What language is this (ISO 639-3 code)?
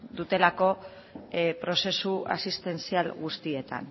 eus